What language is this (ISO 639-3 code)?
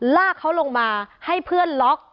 tha